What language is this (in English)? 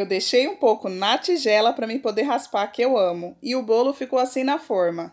Portuguese